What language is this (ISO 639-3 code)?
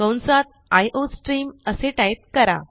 mar